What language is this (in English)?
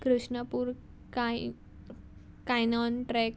Konkani